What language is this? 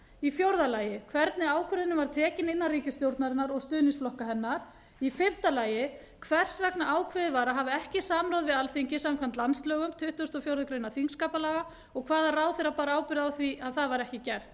Icelandic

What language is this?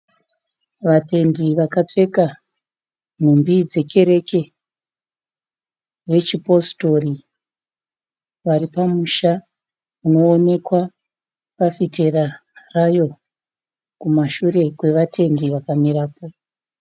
Shona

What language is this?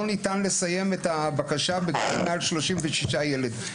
Hebrew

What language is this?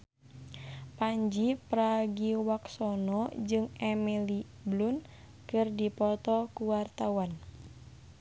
Sundanese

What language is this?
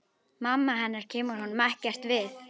Icelandic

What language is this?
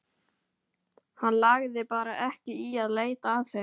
Icelandic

